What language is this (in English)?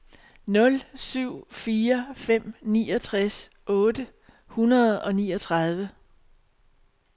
Danish